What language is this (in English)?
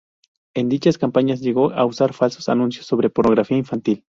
Spanish